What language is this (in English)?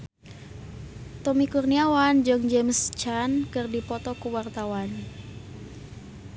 Sundanese